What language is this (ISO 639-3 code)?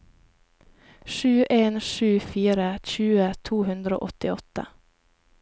nor